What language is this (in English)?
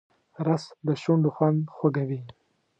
Pashto